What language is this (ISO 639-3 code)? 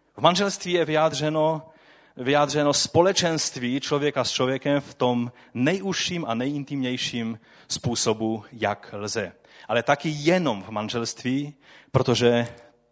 ces